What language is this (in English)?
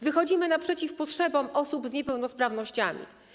Polish